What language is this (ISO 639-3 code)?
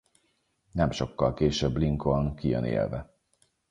hun